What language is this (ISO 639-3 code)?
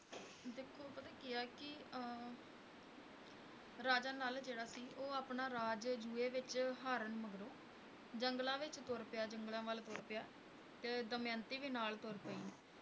pan